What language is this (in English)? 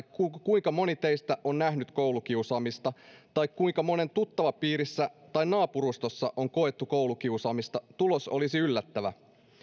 Finnish